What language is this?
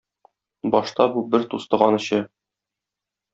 Tatar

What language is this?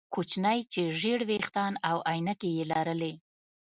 Pashto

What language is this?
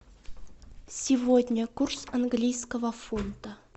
Russian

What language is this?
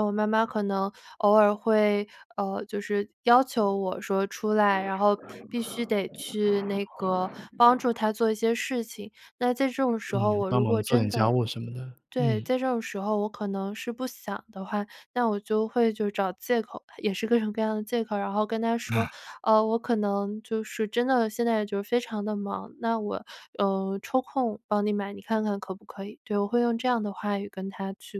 Chinese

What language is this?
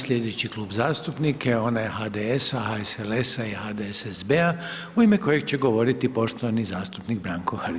Croatian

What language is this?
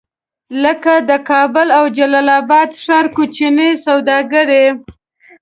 Pashto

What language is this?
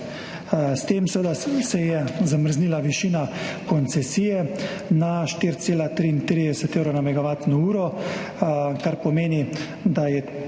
Slovenian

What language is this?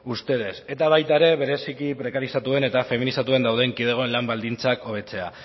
Basque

